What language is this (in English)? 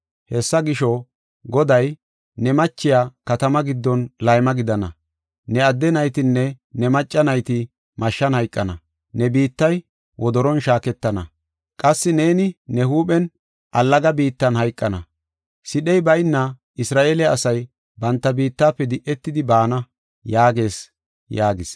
Gofa